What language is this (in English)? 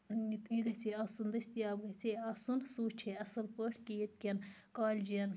Kashmiri